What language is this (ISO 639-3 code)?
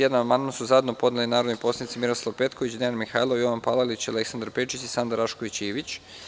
srp